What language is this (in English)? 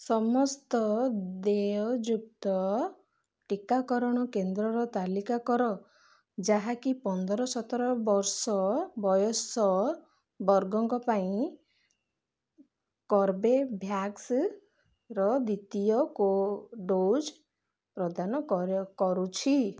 Odia